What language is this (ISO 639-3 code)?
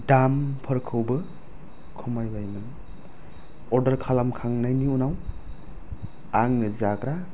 brx